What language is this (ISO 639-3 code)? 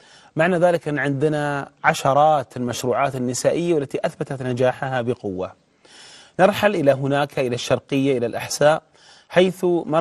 ara